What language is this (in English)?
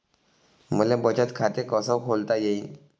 Marathi